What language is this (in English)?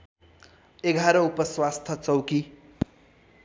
Nepali